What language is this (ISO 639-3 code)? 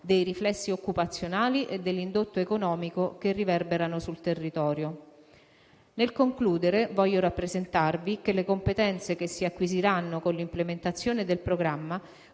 ita